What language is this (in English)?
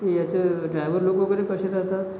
Marathi